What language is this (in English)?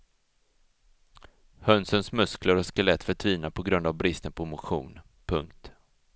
Swedish